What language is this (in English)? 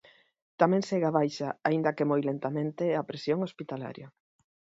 Galician